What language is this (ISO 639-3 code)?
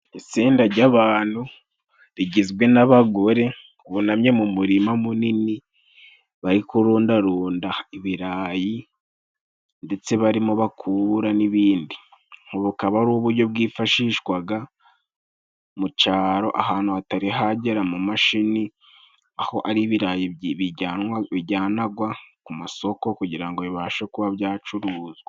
kin